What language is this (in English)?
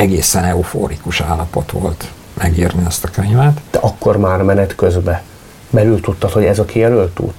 Hungarian